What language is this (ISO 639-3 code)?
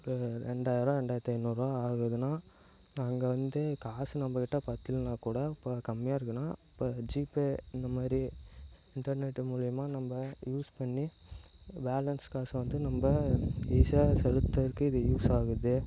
tam